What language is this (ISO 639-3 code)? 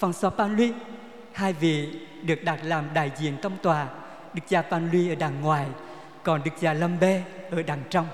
vie